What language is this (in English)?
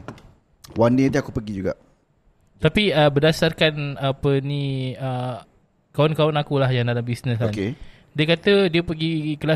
Malay